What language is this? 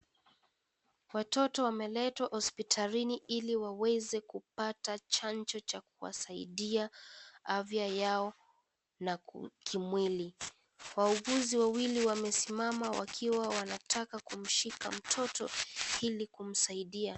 Swahili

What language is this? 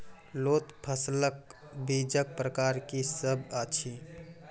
Maithili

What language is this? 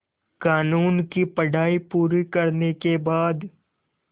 Hindi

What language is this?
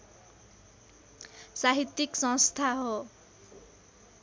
Nepali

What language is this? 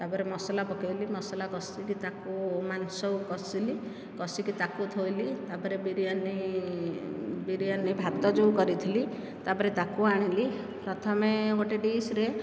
Odia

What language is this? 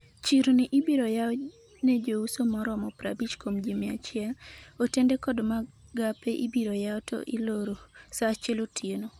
Luo (Kenya and Tanzania)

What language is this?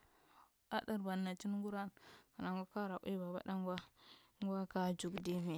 Marghi Central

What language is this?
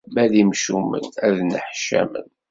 Kabyle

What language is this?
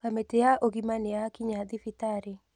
Kikuyu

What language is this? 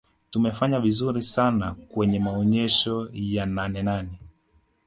Swahili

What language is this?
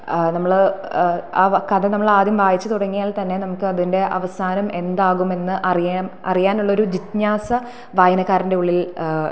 Malayalam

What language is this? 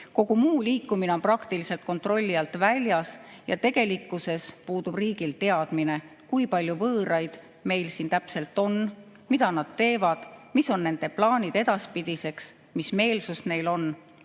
Estonian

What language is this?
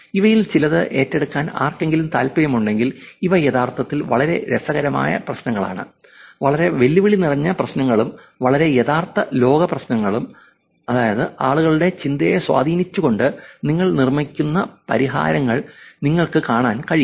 Malayalam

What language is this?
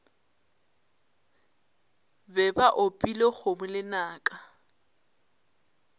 Northern Sotho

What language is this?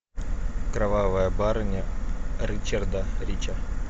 Russian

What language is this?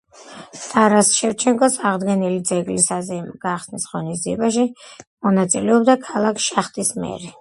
Georgian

